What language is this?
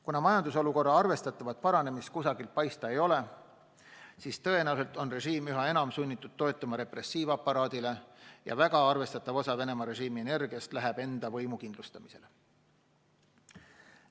Estonian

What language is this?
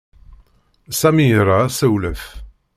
Kabyle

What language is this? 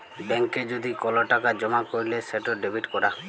Bangla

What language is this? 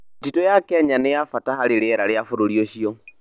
Kikuyu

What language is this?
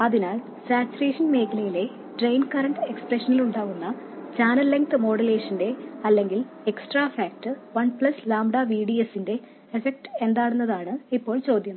Malayalam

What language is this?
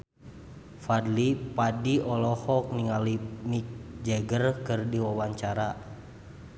Sundanese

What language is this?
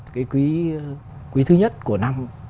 Vietnamese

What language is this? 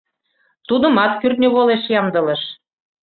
Mari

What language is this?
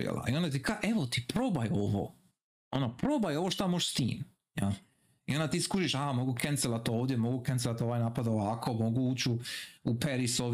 Croatian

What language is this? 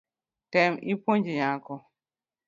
Luo (Kenya and Tanzania)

